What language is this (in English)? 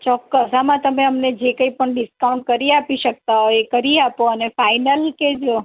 Gujarati